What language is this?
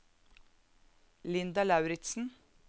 Norwegian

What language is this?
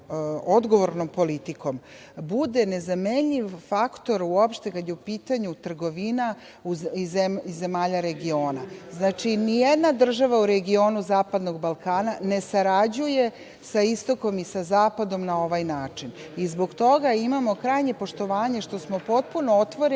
Serbian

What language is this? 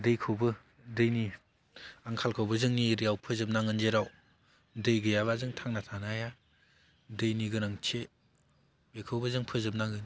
Bodo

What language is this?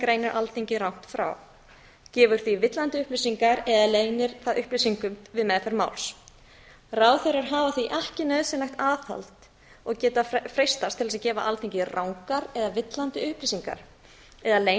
Icelandic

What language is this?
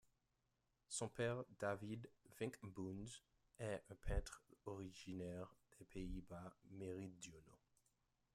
French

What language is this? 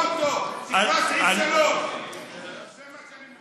Hebrew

